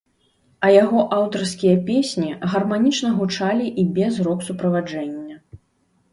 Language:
Belarusian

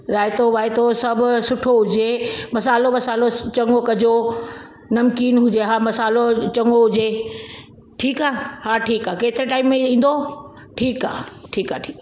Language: Sindhi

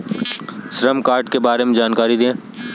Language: Hindi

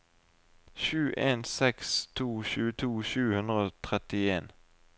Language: Norwegian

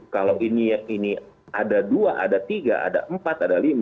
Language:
Indonesian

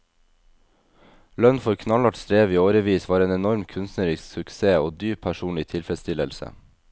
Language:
Norwegian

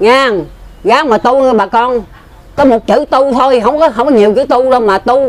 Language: Vietnamese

